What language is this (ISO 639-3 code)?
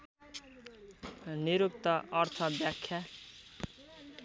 nep